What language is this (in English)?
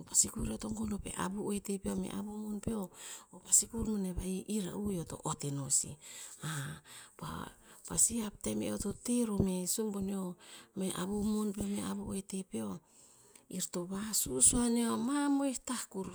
Tinputz